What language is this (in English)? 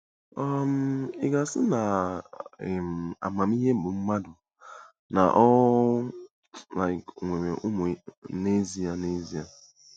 Igbo